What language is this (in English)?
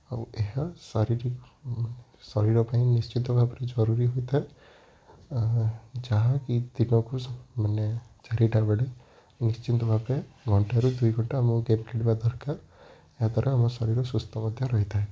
Odia